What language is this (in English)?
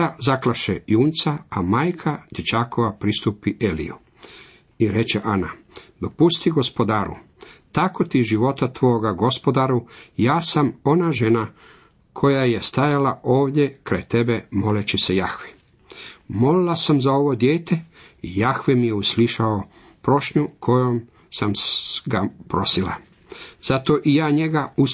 Croatian